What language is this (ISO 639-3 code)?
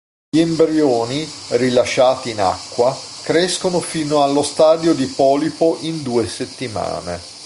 ita